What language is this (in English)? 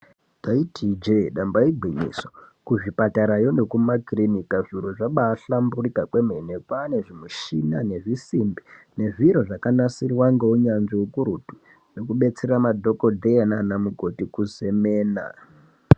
Ndau